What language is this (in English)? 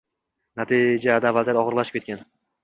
Uzbek